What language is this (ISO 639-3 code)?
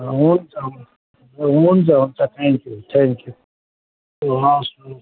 nep